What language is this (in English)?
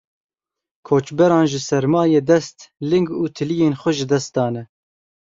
Kurdish